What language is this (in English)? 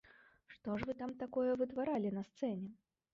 Belarusian